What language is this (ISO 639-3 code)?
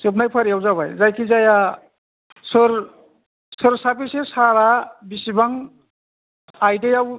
brx